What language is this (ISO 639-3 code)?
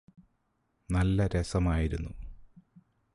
mal